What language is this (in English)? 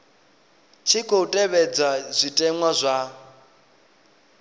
Venda